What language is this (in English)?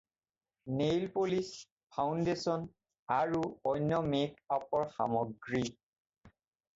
Assamese